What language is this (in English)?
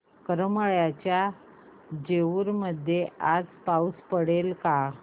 Marathi